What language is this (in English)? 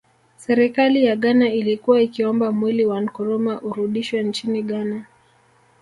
Swahili